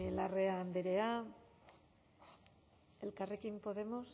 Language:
Basque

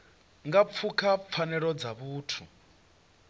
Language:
Venda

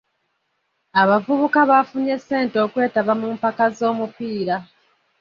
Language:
Ganda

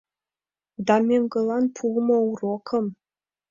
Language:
Mari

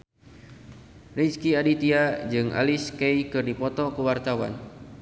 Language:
Sundanese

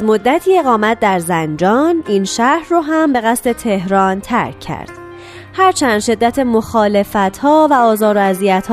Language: Persian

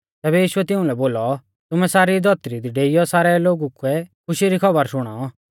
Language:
Mahasu Pahari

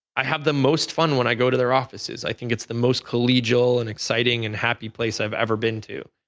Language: English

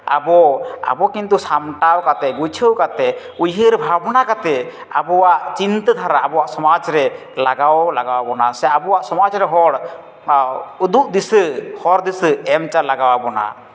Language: Santali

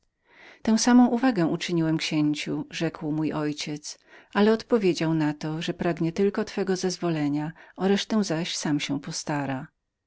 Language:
Polish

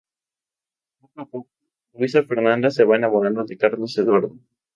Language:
Spanish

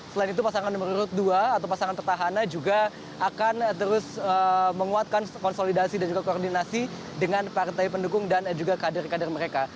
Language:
Indonesian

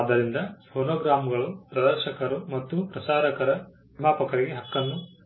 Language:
Kannada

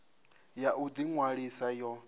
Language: Venda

